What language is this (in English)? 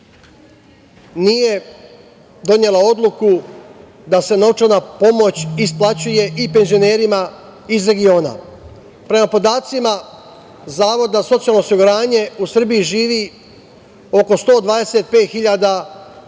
Serbian